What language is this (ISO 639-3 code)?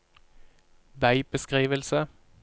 nor